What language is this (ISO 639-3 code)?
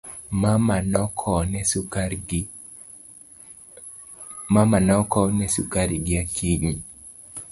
luo